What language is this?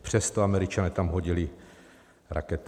Czech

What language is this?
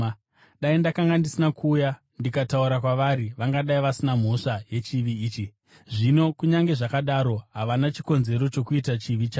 Shona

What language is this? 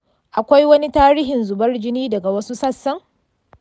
Hausa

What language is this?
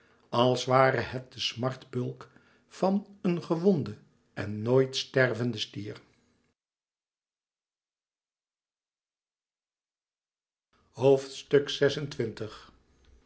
Dutch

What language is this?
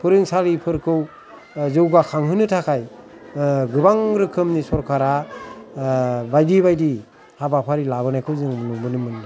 Bodo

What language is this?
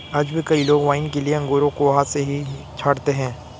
Hindi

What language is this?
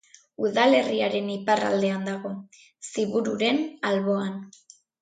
Basque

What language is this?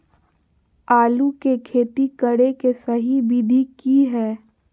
Magahi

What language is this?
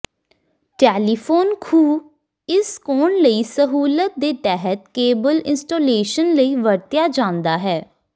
Punjabi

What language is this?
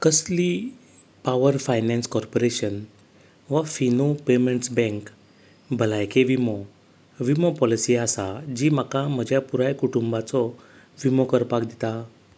Konkani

